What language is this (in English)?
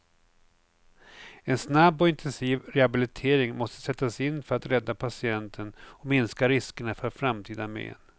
Swedish